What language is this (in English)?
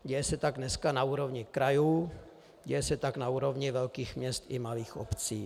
Czech